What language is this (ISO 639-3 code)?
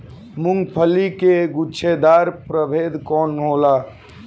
bho